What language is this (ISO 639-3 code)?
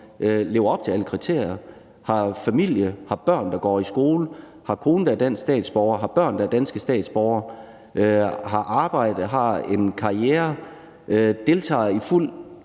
dan